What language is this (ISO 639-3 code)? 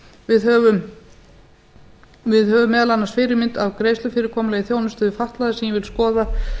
isl